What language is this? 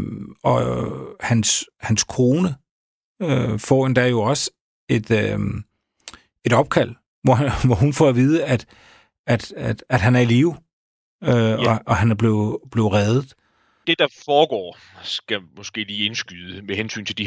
Danish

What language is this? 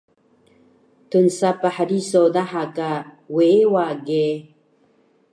Taroko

